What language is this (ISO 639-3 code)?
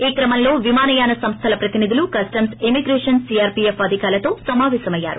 tel